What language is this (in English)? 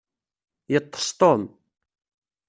Kabyle